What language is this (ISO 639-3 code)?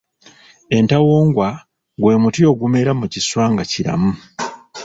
lug